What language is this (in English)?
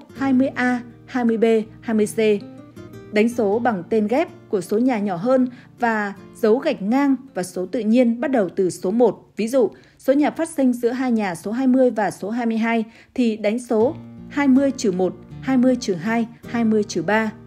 Vietnamese